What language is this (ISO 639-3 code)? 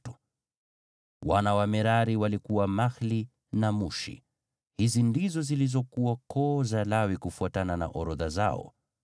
swa